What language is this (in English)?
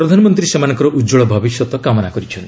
Odia